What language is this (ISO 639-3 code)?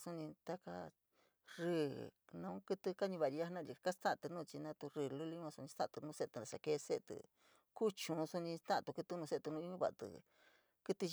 mig